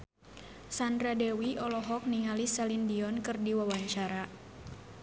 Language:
Sundanese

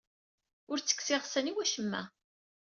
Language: Kabyle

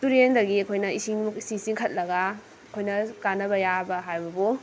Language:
Manipuri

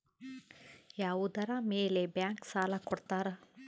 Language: Kannada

